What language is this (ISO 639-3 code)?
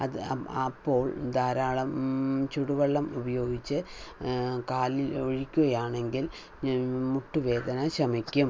mal